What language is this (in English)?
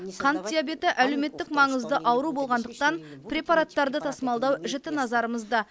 Kazakh